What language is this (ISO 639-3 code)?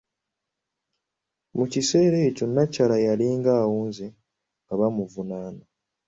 lug